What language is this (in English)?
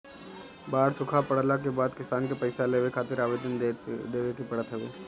Bhojpuri